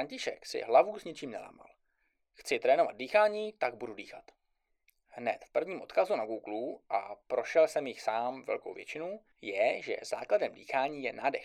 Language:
Czech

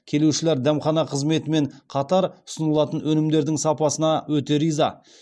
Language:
Kazakh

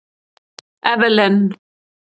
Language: Icelandic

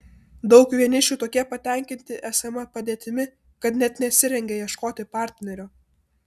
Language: Lithuanian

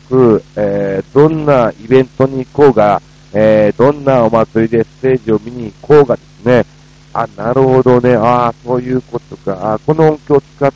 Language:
Japanese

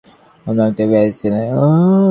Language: Bangla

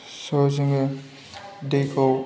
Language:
Bodo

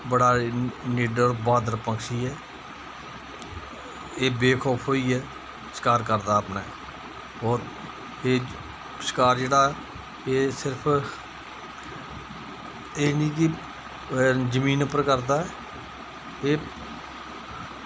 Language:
Dogri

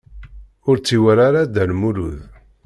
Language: Kabyle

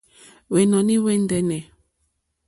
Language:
Mokpwe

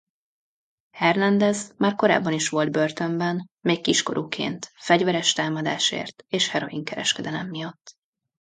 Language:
Hungarian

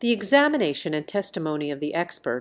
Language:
Russian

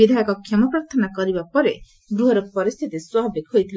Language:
Odia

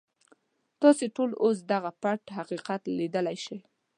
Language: Pashto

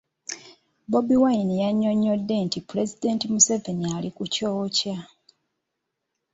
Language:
Ganda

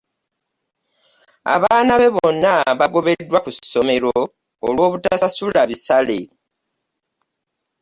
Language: Ganda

